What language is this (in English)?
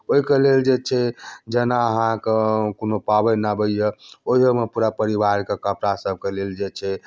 Maithili